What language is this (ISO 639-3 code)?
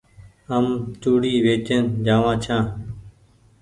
gig